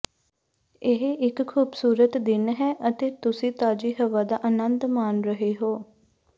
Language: Punjabi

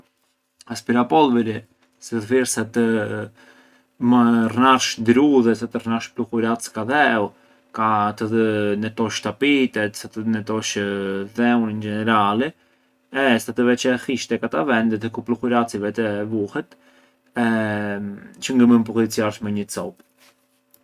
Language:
Arbëreshë Albanian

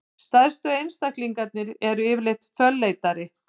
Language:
Icelandic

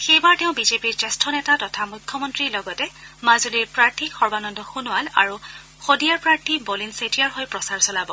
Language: Assamese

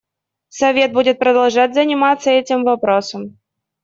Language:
Russian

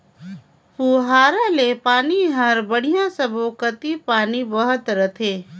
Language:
Chhattisgarhi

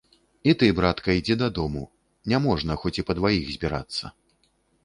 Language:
Belarusian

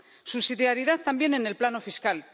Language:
Spanish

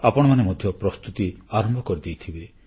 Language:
Odia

